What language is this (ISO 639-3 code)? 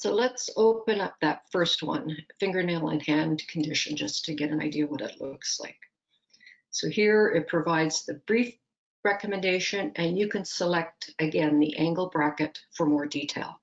eng